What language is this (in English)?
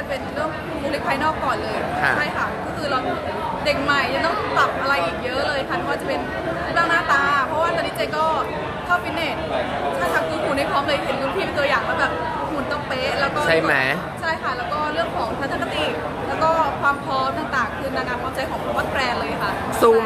Thai